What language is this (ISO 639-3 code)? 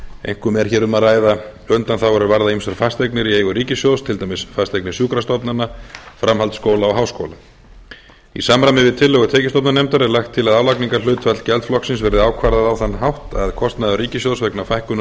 isl